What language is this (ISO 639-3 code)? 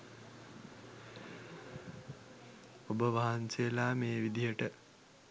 sin